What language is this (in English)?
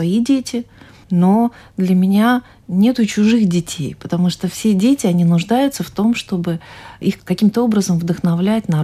Russian